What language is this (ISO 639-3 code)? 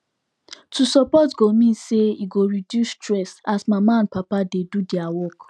pcm